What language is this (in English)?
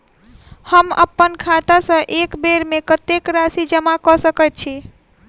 Maithili